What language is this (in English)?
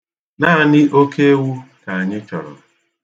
Igbo